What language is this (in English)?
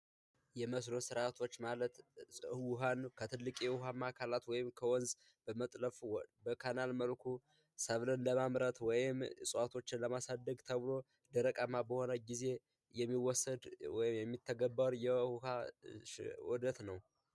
Amharic